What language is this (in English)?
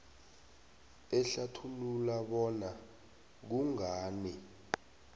South Ndebele